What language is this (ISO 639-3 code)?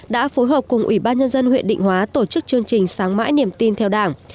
vie